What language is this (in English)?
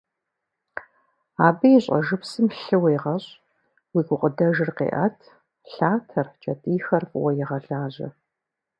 Kabardian